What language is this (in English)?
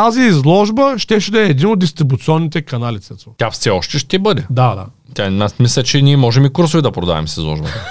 Bulgarian